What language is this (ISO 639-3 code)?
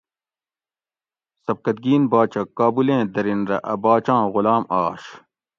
gwc